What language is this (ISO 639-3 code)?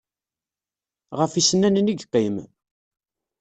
kab